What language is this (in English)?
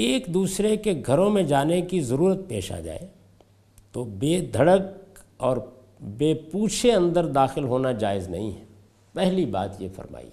Urdu